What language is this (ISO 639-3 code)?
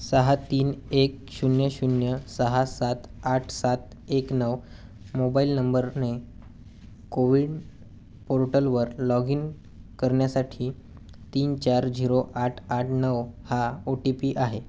mar